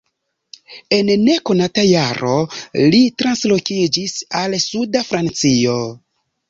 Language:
Esperanto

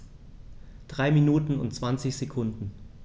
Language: German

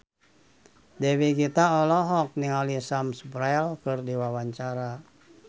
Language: Sundanese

